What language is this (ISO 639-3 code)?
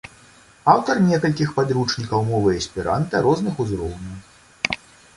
bel